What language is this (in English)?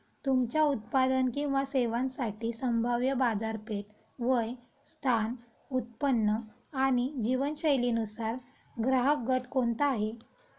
Marathi